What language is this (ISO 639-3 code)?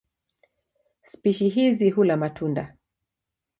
swa